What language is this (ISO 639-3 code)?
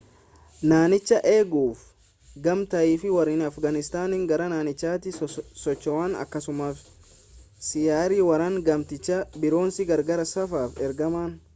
orm